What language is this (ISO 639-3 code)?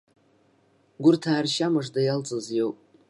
abk